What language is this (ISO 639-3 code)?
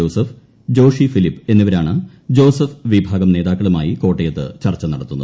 mal